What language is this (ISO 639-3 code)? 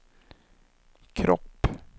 swe